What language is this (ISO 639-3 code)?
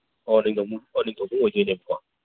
mni